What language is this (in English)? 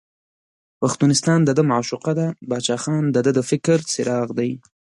Pashto